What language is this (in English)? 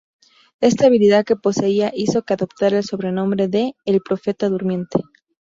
Spanish